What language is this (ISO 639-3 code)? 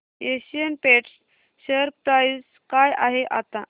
mar